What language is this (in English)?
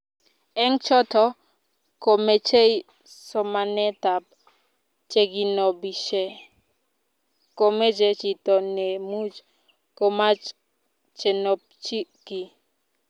Kalenjin